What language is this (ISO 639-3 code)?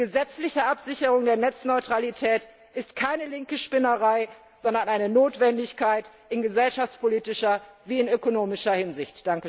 deu